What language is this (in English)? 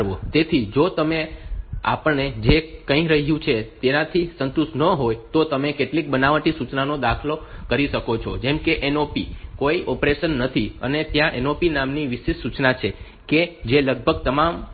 Gujarati